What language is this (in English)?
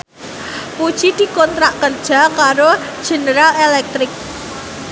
Javanese